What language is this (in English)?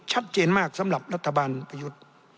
Thai